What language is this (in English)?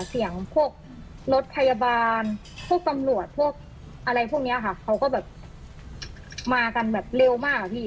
Thai